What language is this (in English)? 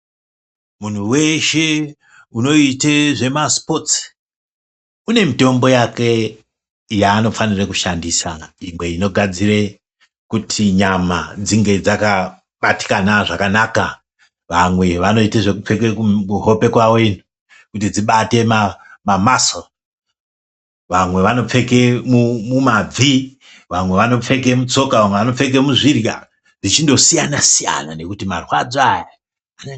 Ndau